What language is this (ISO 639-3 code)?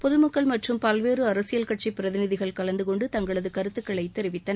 tam